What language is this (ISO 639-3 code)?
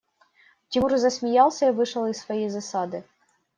rus